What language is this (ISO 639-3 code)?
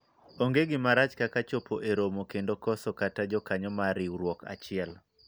luo